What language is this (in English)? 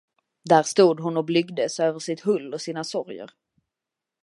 Swedish